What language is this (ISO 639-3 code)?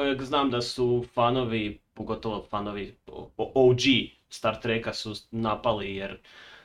hrv